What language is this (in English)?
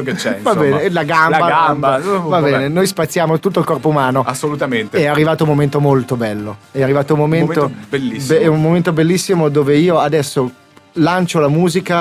Italian